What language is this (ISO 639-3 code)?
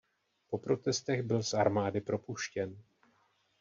ces